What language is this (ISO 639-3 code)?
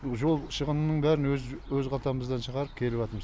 kaz